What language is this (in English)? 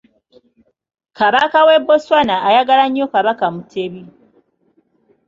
Ganda